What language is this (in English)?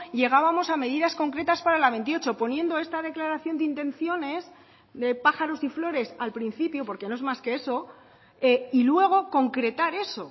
Spanish